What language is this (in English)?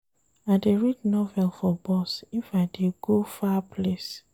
Nigerian Pidgin